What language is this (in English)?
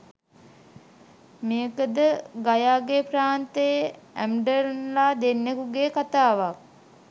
Sinhala